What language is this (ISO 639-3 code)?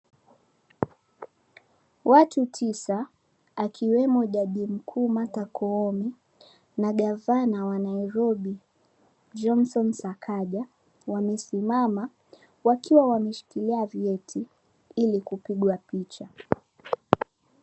swa